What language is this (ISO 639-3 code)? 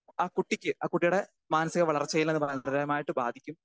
mal